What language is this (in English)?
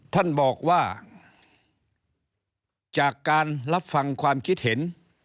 Thai